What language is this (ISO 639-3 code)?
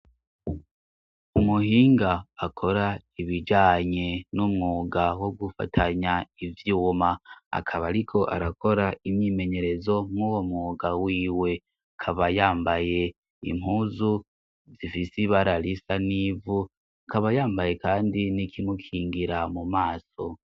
run